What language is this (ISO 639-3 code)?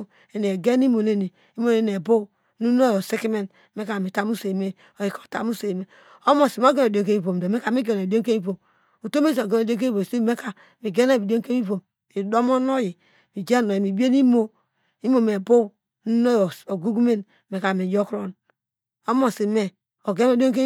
deg